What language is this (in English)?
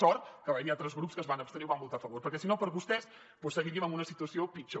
Catalan